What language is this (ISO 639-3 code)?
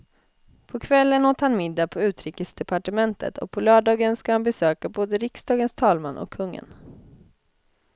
swe